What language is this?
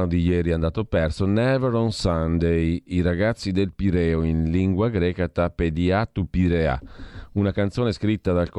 Italian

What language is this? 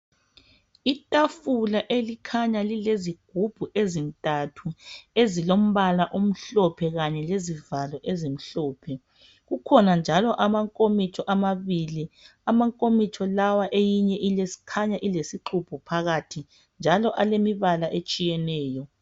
North Ndebele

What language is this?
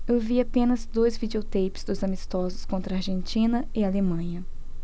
Portuguese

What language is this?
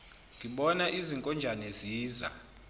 Zulu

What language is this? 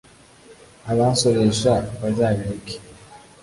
Kinyarwanda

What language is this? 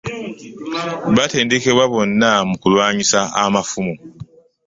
Ganda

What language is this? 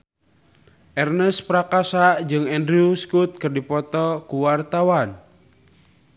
Sundanese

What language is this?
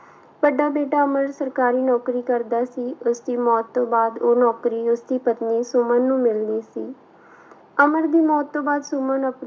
Punjabi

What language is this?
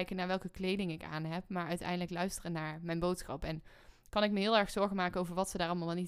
Dutch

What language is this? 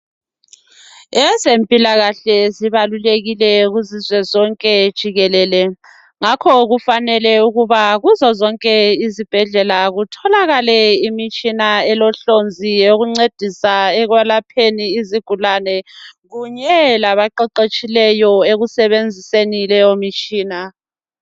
North Ndebele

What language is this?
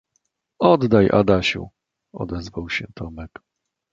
Polish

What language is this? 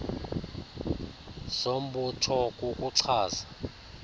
Xhosa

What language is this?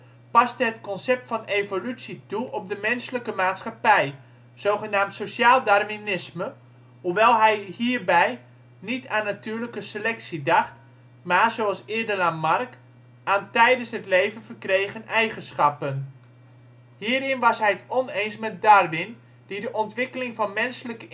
Dutch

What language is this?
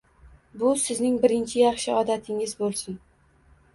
Uzbek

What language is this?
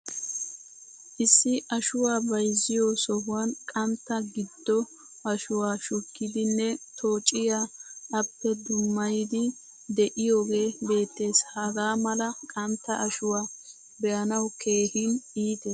Wolaytta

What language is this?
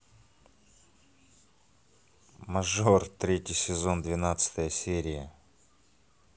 Russian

